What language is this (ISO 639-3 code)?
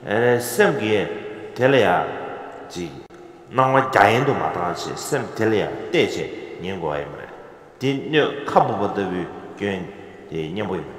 kor